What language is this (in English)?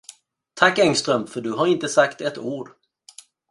Swedish